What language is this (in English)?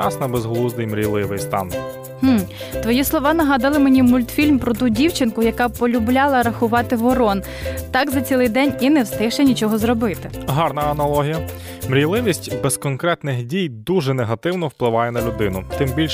Ukrainian